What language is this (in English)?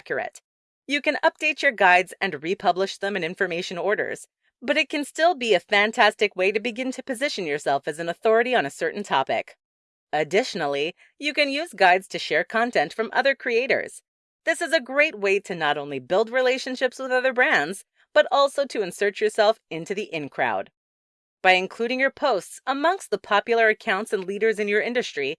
English